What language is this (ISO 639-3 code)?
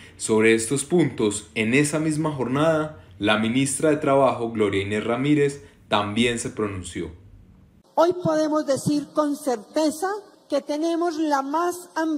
spa